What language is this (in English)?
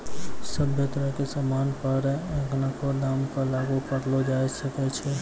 Maithili